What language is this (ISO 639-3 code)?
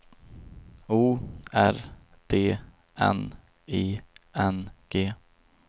swe